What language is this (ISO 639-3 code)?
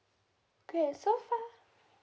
eng